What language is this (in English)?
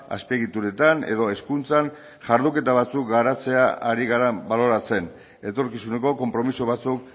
Basque